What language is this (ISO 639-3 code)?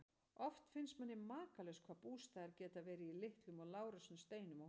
isl